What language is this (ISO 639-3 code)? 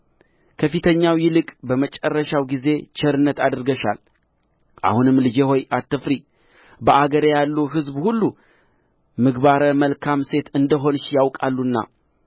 amh